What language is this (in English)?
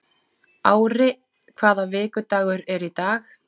Icelandic